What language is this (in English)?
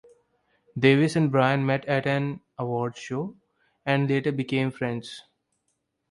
English